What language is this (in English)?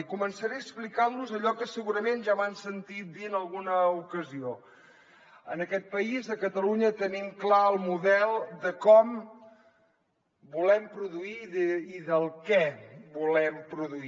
Catalan